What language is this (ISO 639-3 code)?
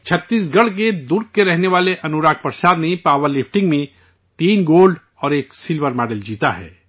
urd